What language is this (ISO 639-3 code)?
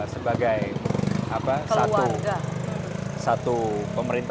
ind